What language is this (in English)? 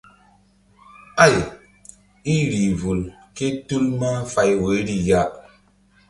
Mbum